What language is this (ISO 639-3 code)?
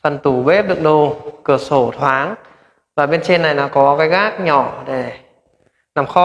vie